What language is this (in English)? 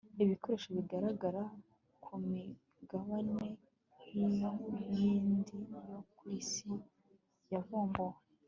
Kinyarwanda